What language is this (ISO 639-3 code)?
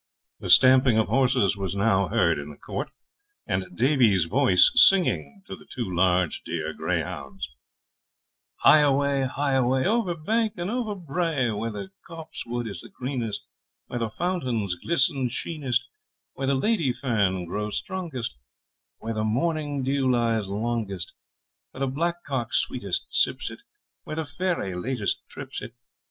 eng